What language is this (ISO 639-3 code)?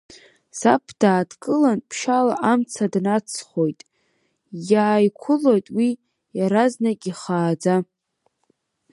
abk